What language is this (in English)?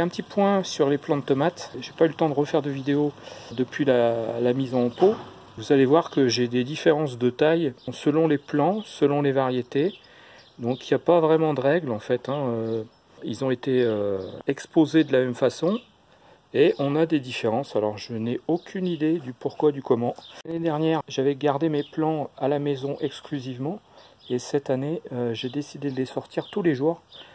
French